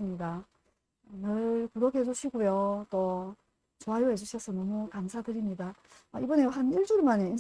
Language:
Korean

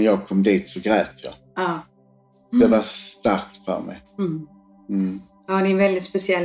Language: Swedish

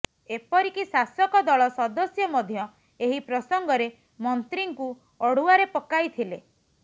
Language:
Odia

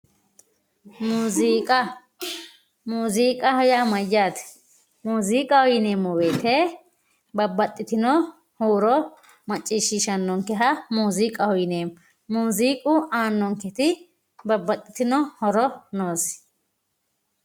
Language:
Sidamo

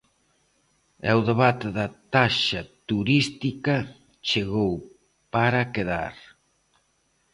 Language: Galician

